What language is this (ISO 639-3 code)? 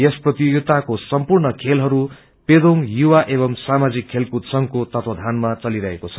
nep